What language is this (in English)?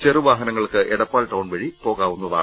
Malayalam